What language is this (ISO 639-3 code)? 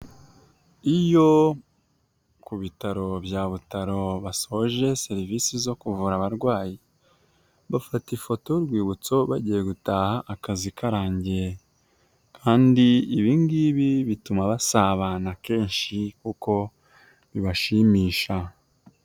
kin